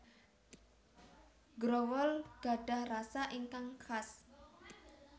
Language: Javanese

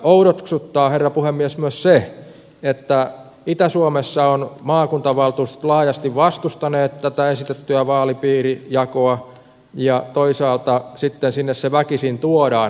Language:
Finnish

